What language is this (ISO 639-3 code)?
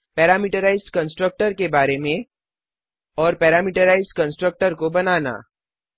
hin